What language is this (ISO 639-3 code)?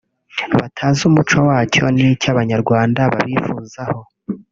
kin